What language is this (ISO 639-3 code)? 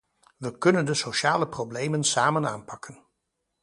nld